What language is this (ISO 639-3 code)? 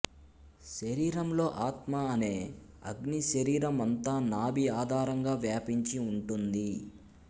tel